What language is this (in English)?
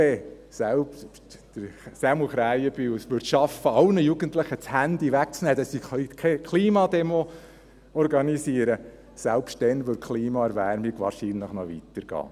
Swiss German